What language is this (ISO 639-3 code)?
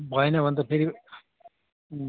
nep